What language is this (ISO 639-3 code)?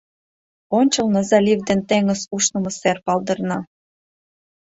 chm